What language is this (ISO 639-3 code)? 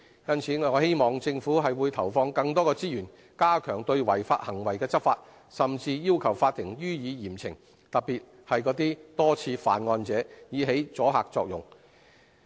yue